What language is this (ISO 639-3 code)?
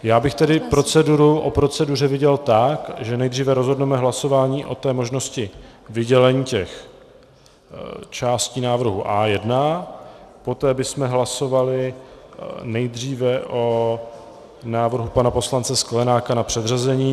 ces